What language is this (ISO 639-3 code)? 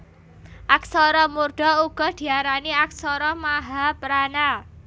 jav